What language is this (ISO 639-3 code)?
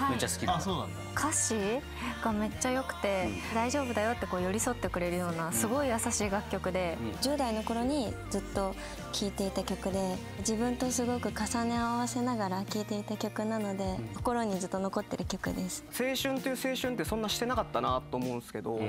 jpn